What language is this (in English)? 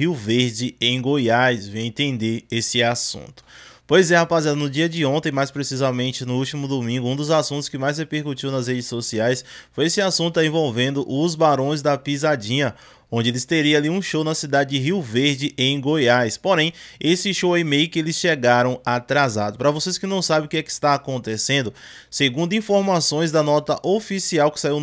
Portuguese